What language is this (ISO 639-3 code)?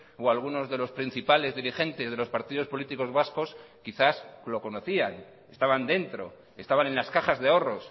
spa